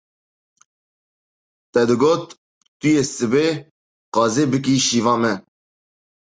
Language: Kurdish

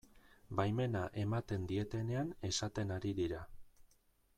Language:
Basque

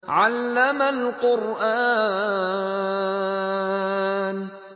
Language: Arabic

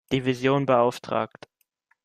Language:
German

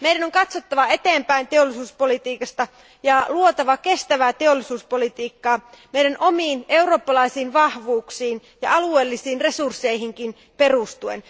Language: Finnish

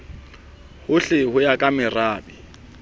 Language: Southern Sotho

